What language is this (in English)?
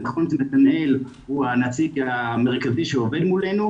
Hebrew